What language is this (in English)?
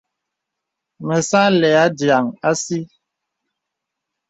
Bebele